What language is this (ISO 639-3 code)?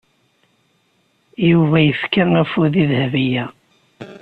kab